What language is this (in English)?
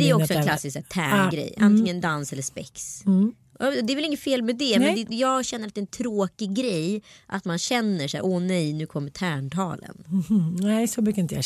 Swedish